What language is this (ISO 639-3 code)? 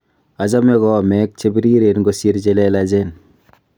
kln